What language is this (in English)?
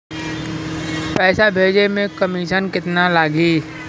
Bhojpuri